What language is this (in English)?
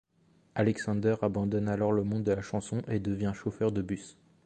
French